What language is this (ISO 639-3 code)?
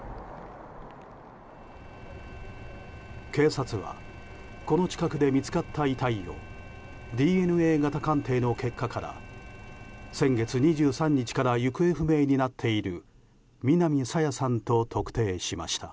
jpn